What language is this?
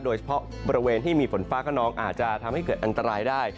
Thai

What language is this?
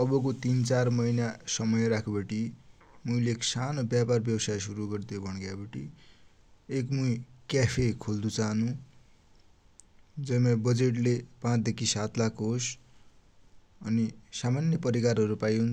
Dotyali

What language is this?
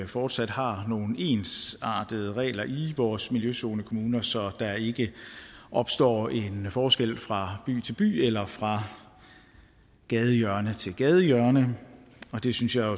Danish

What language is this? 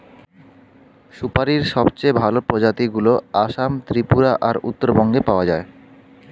Bangla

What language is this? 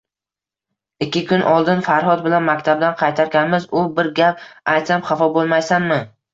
Uzbek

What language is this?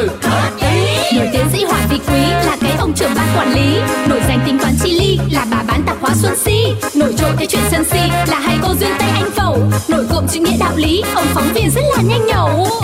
Vietnamese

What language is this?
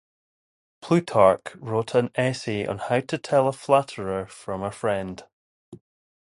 English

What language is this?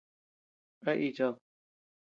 Tepeuxila Cuicatec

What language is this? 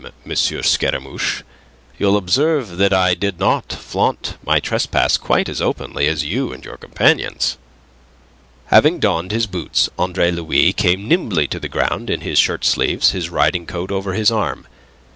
English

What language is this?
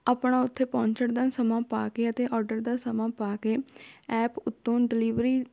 Punjabi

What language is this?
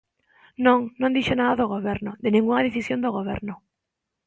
Galician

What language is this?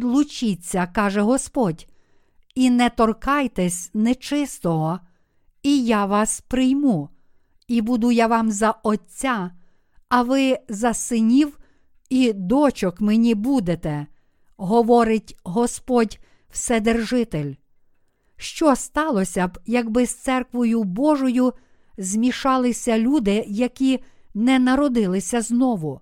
Ukrainian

